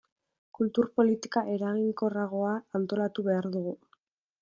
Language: Basque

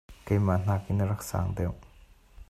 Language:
Hakha Chin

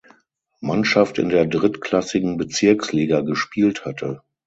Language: German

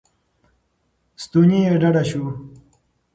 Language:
Pashto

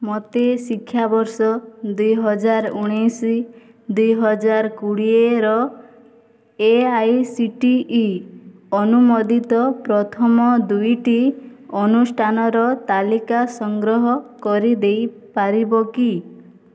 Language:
Odia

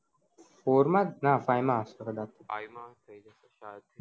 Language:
Gujarati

